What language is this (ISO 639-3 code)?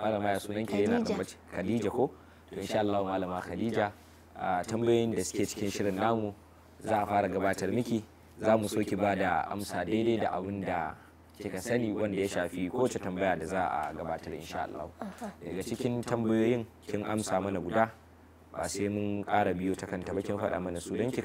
ara